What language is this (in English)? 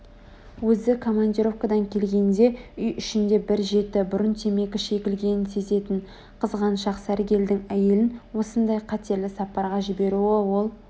Kazakh